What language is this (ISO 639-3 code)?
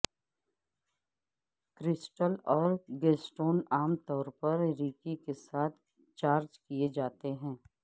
urd